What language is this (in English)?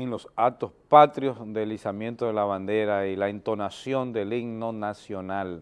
Spanish